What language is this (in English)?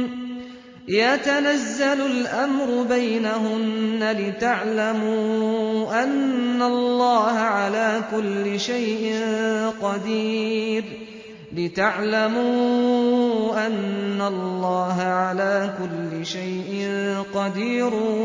Arabic